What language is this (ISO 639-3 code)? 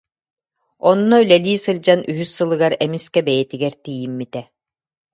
sah